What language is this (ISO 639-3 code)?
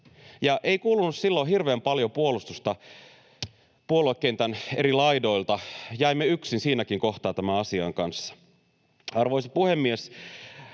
fin